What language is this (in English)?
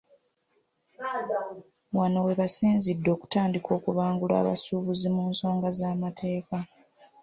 Ganda